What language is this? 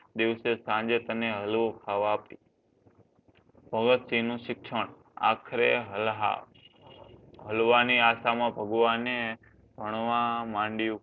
Gujarati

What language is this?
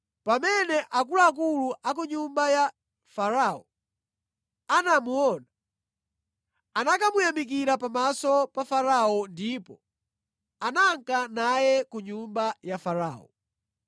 Nyanja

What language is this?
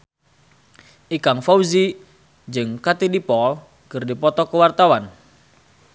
Sundanese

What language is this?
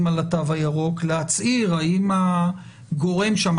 Hebrew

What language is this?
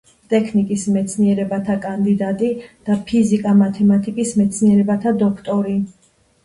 Georgian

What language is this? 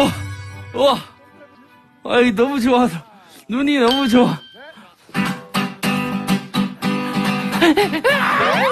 Korean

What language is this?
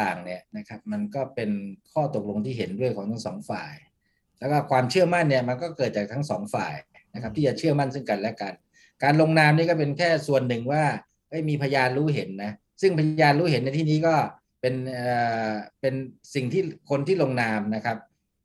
Thai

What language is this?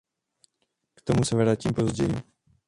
Czech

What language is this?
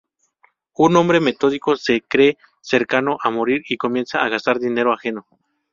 Spanish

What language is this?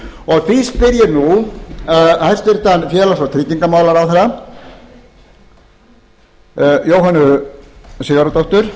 Icelandic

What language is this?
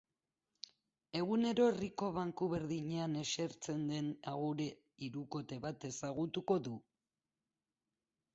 Basque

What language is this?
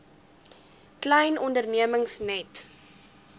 Afrikaans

